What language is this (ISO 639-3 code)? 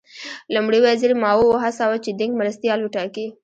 pus